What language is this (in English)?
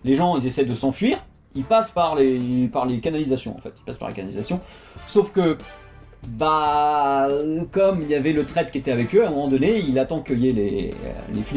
French